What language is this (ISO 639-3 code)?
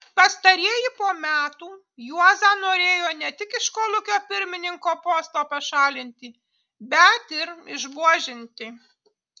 lit